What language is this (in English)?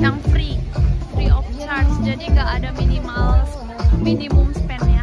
Indonesian